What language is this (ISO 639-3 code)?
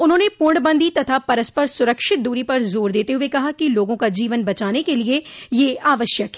hin